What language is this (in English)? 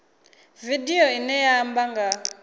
Venda